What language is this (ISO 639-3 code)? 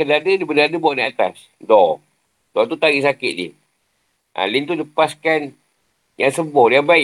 msa